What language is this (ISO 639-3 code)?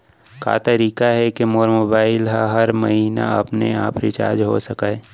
hne